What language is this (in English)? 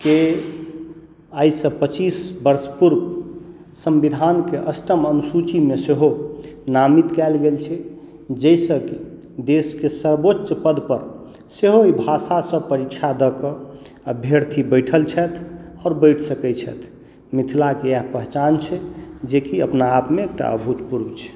Maithili